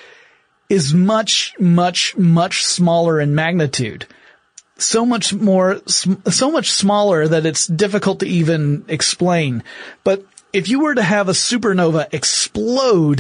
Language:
English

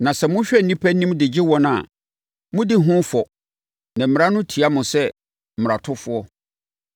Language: Akan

